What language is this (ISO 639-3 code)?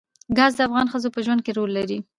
pus